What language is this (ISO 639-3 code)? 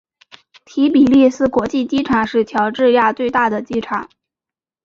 zho